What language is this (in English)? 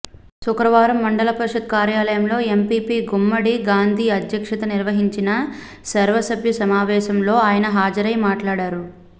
Telugu